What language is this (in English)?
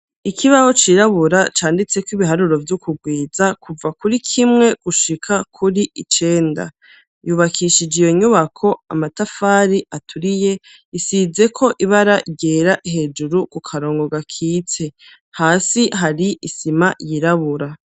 Rundi